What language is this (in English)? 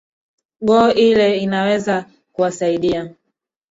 Swahili